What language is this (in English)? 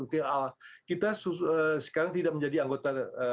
Indonesian